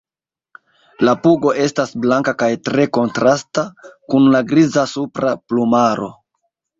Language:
Esperanto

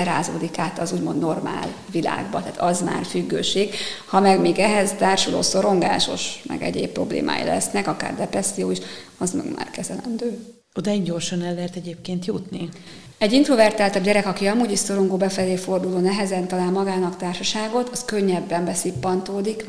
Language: Hungarian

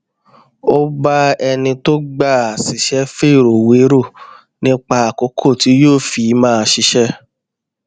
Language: Yoruba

